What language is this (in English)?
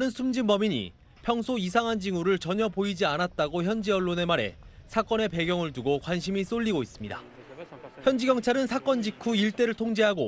Korean